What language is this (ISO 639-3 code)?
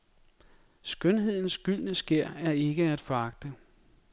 dan